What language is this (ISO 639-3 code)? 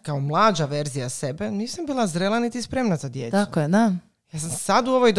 hrv